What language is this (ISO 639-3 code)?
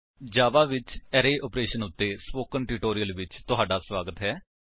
pan